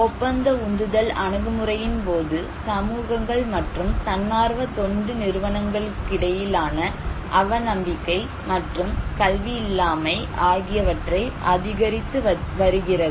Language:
Tamil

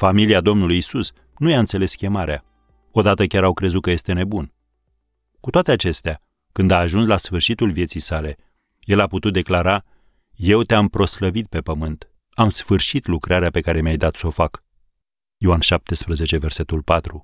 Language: Romanian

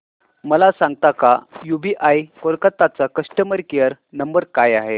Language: Marathi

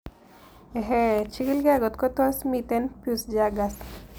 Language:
Kalenjin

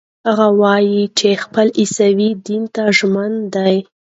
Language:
Pashto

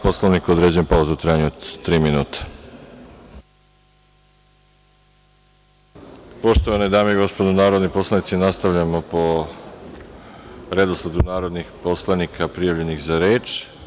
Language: Serbian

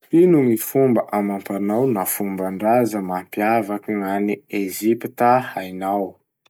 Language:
Masikoro Malagasy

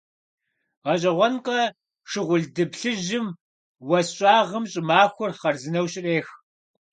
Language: Kabardian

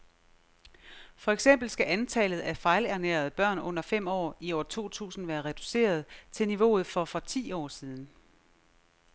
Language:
Danish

